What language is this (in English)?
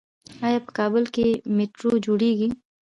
Pashto